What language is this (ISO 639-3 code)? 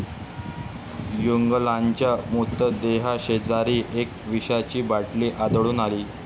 mar